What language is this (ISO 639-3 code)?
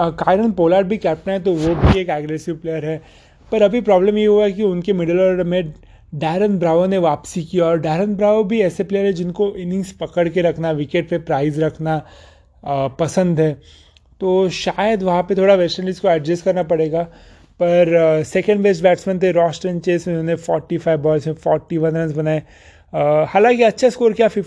hin